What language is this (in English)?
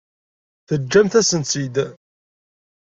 Kabyle